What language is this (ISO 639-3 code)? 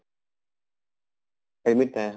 asm